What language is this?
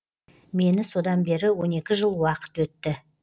Kazakh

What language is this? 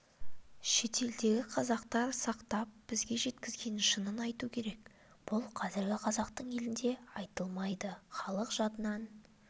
Kazakh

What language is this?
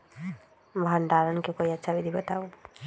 Magahi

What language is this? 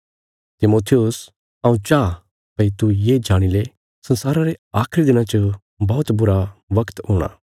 Bilaspuri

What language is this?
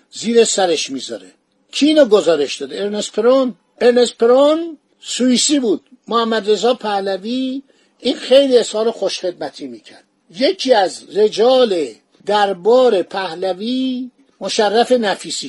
Persian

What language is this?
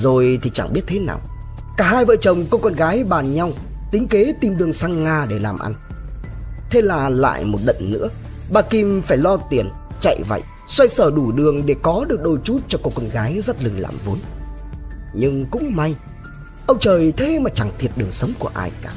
Vietnamese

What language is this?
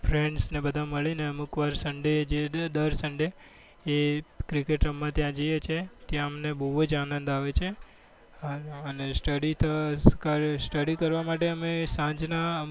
Gujarati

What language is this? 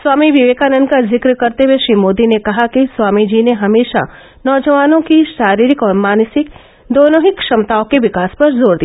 Hindi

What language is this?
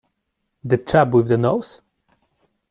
English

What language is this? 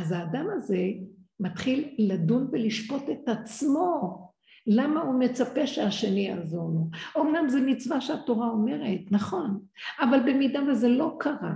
Hebrew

